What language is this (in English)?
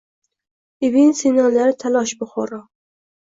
Uzbek